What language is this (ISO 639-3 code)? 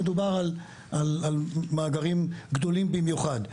heb